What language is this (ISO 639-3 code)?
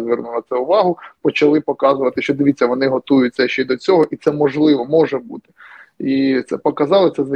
ukr